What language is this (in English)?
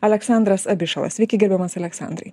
Lithuanian